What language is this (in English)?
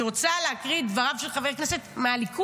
Hebrew